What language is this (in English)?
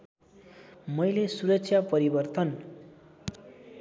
Nepali